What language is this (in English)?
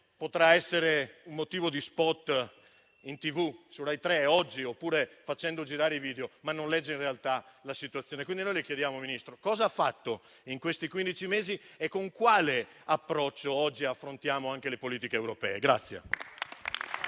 Italian